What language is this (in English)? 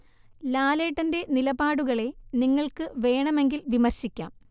Malayalam